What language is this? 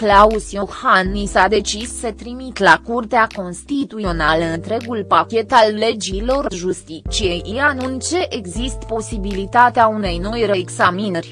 Romanian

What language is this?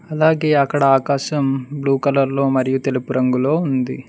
Telugu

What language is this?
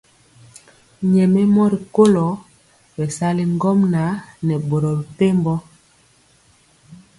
Mpiemo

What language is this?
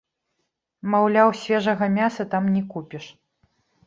Belarusian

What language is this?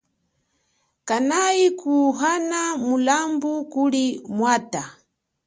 Chokwe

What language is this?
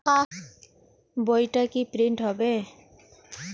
Bangla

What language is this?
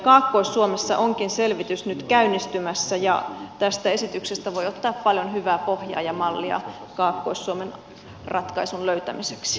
Finnish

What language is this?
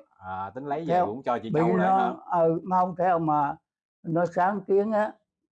Vietnamese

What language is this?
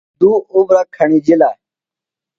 Phalura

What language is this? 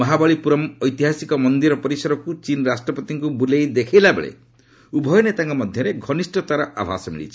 Odia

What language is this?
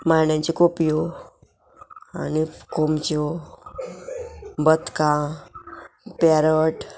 Konkani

